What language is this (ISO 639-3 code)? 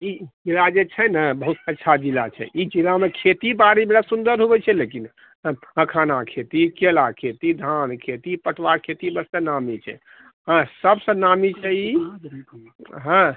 mai